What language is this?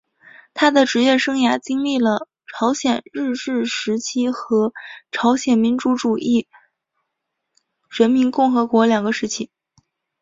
Chinese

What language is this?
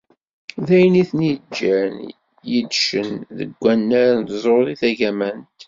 Kabyle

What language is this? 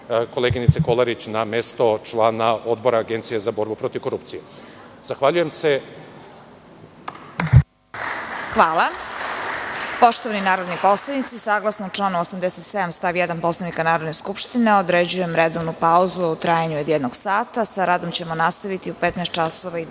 Serbian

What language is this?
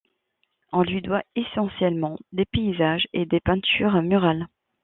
French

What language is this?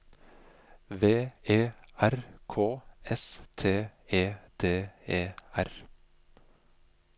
Norwegian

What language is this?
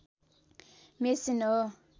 Nepali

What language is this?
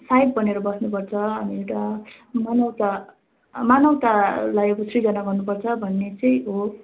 Nepali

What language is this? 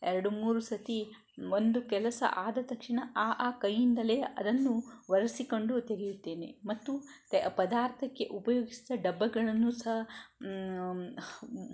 Kannada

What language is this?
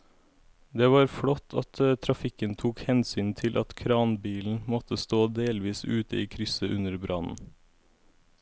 Norwegian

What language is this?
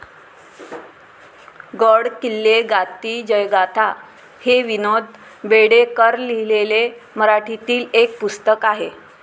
Marathi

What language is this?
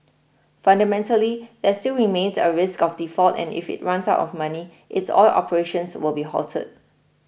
English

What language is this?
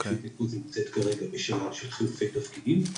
Hebrew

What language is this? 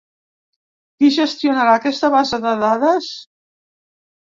Catalan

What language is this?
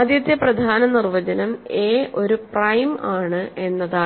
Malayalam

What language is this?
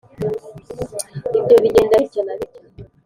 Kinyarwanda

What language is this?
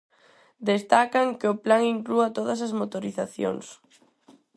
Galician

